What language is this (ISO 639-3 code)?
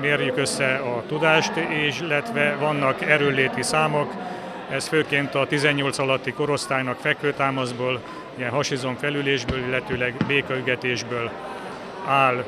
hun